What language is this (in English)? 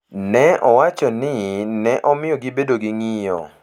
Luo (Kenya and Tanzania)